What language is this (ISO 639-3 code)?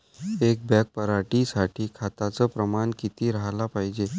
mar